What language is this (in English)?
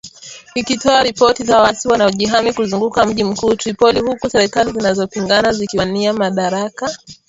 Swahili